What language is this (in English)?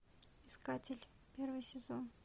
Russian